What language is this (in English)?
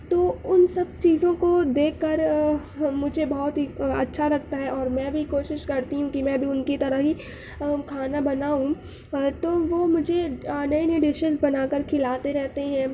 Urdu